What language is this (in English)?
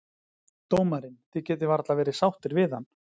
Icelandic